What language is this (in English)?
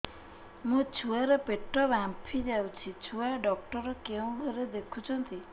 Odia